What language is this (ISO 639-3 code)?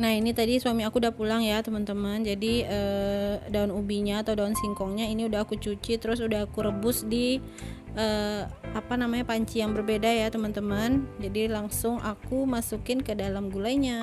ind